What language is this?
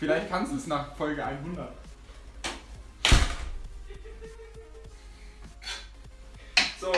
German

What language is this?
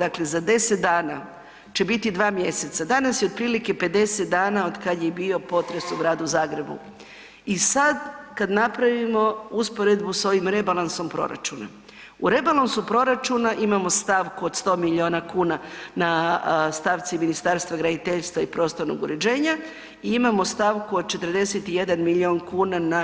Croatian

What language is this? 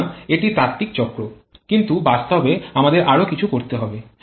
Bangla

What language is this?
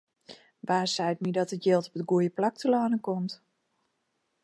Western Frisian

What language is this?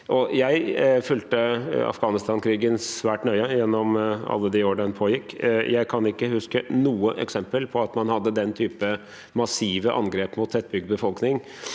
Norwegian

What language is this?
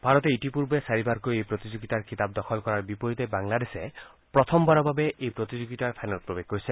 Assamese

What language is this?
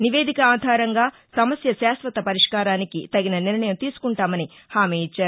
Telugu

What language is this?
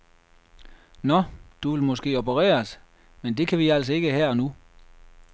Danish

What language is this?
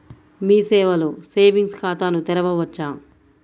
Telugu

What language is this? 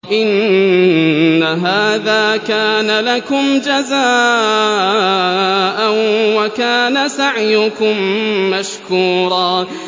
Arabic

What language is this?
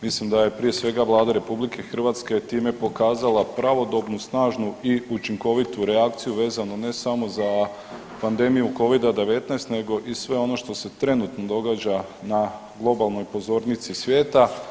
Croatian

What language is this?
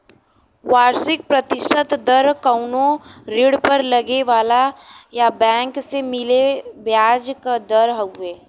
Bhojpuri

